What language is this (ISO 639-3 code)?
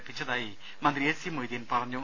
mal